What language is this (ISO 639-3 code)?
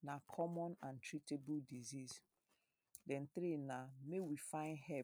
pcm